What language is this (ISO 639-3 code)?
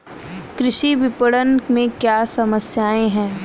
hin